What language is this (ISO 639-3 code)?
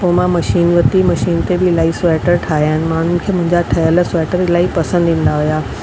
snd